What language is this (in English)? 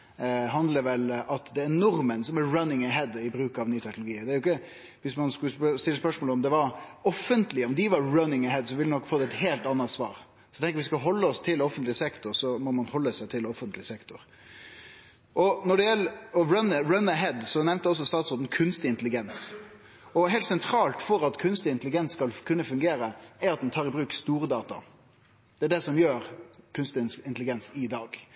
Norwegian Nynorsk